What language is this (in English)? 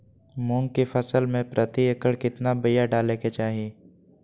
Magahi